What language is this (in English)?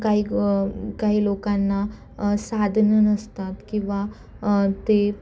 Marathi